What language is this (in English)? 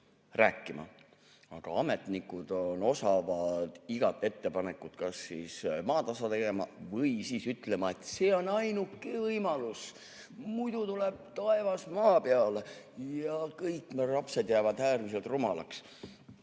Estonian